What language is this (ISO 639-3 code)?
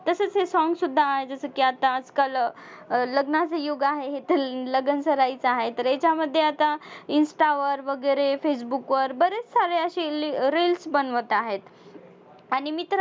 mar